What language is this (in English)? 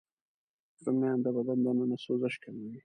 Pashto